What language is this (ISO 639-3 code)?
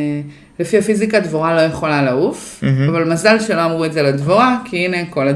heb